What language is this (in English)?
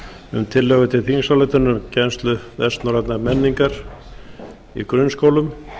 Icelandic